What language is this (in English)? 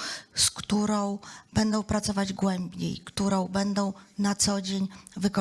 Polish